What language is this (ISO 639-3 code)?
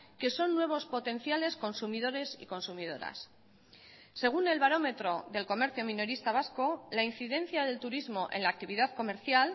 spa